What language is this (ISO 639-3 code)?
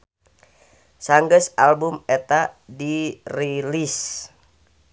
sun